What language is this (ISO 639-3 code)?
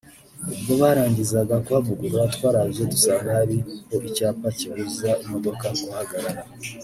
kin